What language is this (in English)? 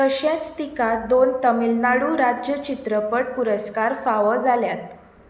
Konkani